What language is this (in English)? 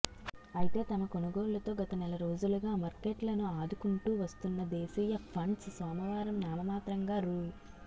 Telugu